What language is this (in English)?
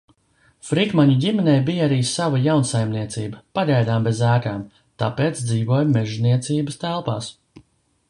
Latvian